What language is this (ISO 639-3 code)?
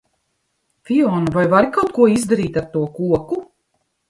lav